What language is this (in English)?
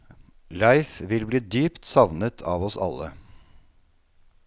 Norwegian